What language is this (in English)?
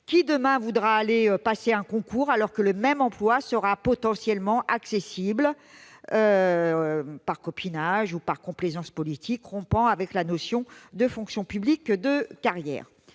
French